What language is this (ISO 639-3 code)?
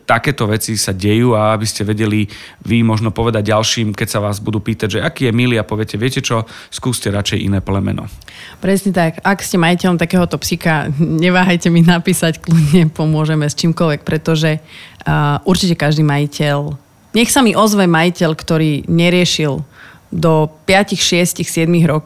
slk